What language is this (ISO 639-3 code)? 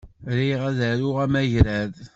kab